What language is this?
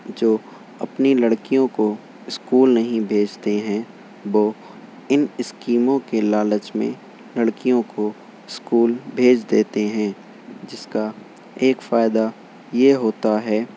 Urdu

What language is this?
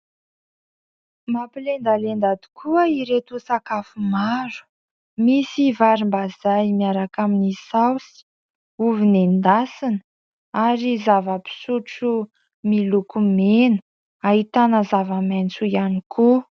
Malagasy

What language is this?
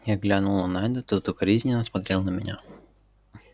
Russian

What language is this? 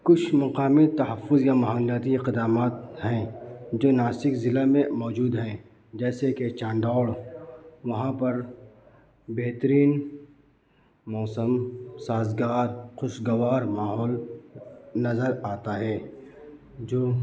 Urdu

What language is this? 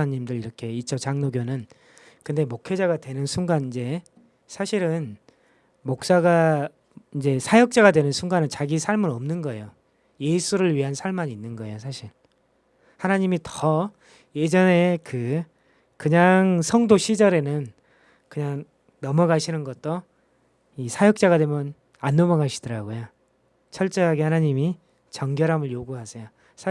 Korean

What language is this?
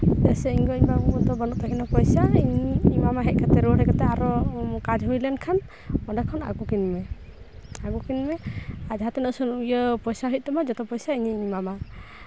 Santali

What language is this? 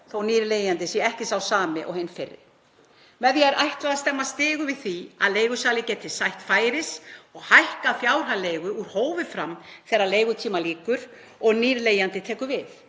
Icelandic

